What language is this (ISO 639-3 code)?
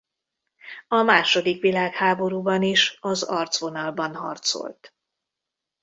hun